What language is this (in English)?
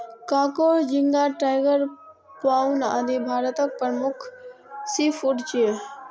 Maithili